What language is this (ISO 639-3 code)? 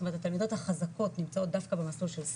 heb